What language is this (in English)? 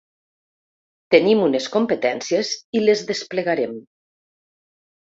Catalan